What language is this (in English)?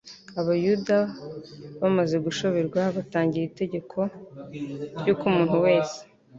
Kinyarwanda